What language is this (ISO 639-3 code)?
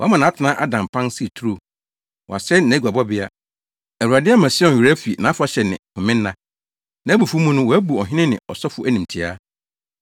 aka